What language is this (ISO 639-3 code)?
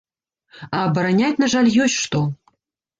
bel